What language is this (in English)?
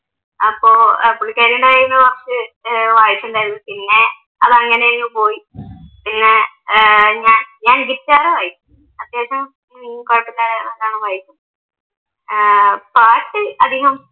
Malayalam